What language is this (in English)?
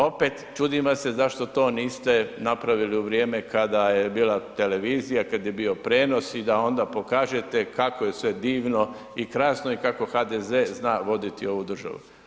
Croatian